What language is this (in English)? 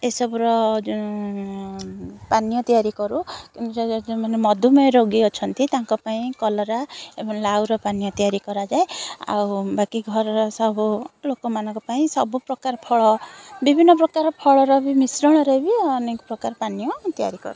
Odia